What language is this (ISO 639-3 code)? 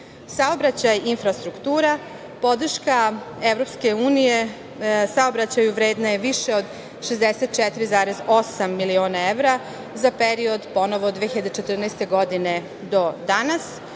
srp